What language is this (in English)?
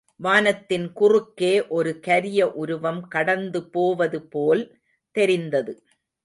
Tamil